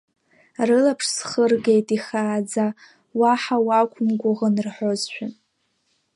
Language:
Abkhazian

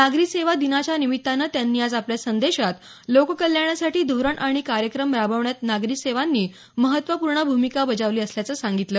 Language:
Marathi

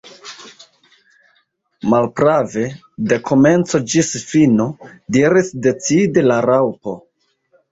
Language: Esperanto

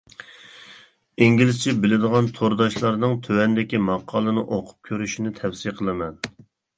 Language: Uyghur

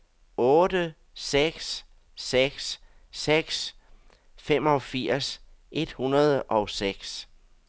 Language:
Danish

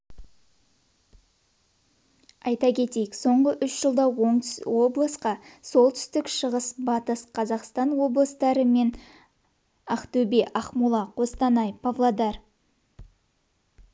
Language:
Kazakh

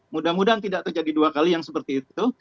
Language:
Indonesian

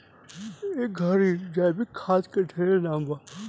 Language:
Bhojpuri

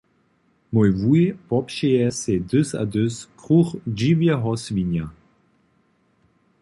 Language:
Upper Sorbian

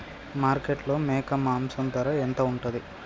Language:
Telugu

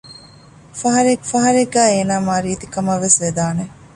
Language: Divehi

